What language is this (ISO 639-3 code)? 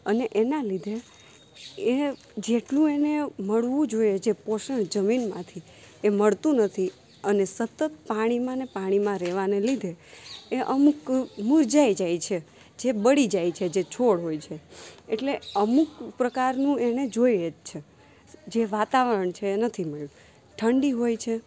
guj